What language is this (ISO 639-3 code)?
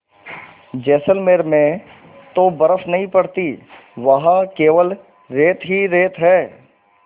hin